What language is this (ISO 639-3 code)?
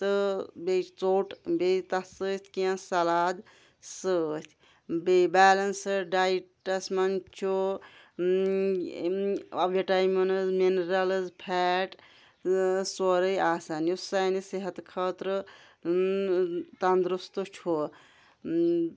kas